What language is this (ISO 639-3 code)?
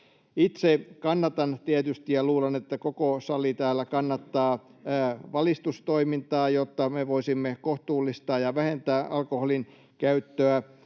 fin